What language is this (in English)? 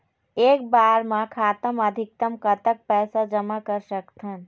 Chhattisgarhi